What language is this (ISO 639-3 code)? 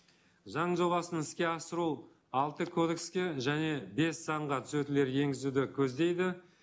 kaz